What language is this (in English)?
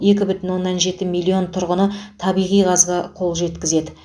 Kazakh